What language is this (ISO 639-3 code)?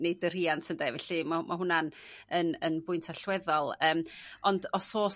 cym